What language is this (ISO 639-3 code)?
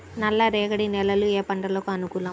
tel